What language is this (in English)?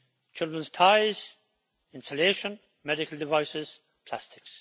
English